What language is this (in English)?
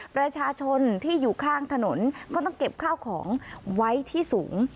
Thai